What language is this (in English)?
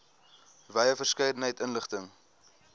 Afrikaans